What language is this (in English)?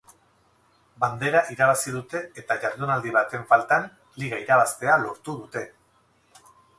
Basque